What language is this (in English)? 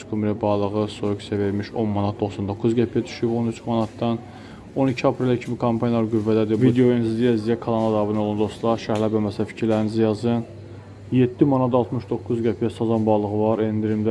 Turkish